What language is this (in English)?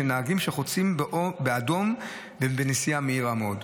Hebrew